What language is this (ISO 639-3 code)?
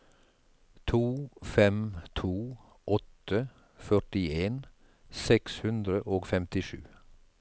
nor